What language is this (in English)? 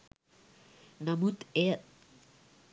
Sinhala